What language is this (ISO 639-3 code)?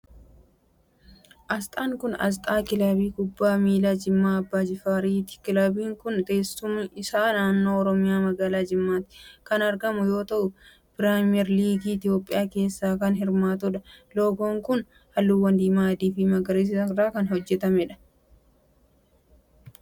orm